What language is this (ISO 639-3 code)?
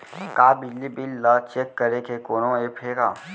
hne